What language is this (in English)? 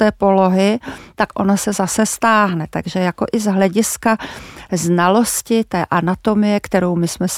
Czech